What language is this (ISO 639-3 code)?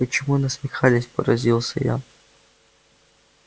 rus